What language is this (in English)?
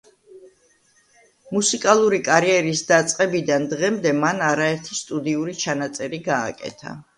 Georgian